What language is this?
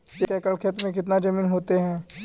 Magahi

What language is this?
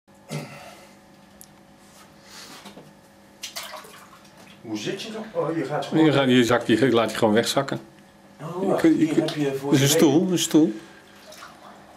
Dutch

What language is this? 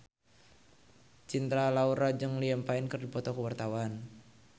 Sundanese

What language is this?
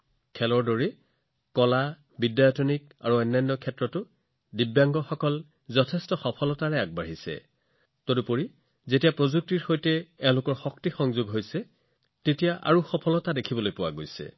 Assamese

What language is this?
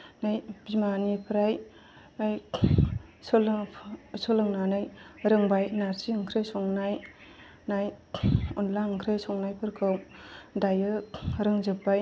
Bodo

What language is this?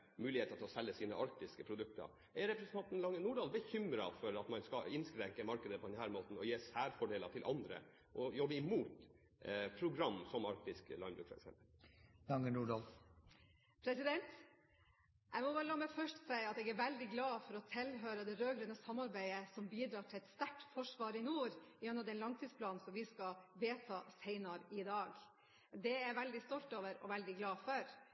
Norwegian Bokmål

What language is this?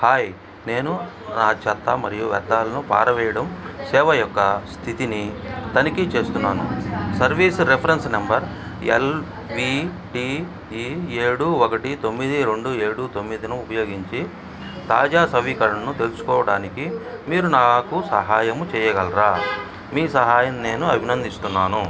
Telugu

